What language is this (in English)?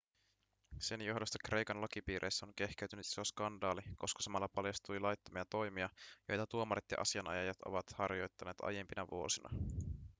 Finnish